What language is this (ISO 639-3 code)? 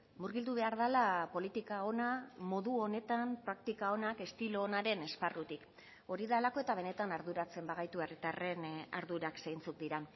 eus